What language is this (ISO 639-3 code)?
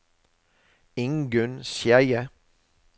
nor